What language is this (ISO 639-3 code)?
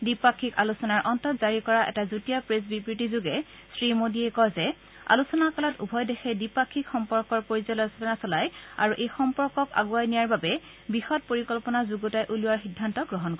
asm